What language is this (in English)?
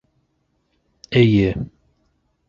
Bashkir